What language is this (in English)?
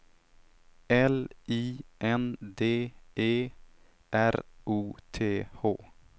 Swedish